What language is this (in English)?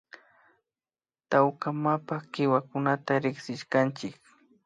Imbabura Highland Quichua